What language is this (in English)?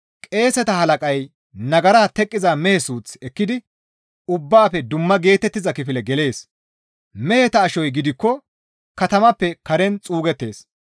Gamo